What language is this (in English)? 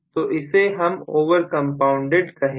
Hindi